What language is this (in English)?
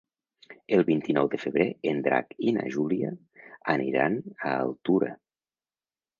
Catalan